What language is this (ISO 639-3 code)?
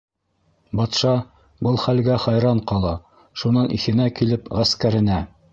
bak